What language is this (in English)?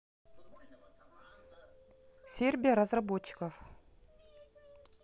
Russian